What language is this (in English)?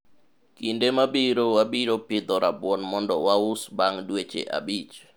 Luo (Kenya and Tanzania)